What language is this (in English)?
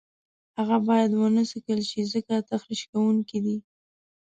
Pashto